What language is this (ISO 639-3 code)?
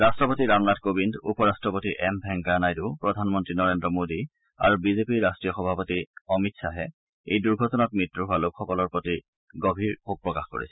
asm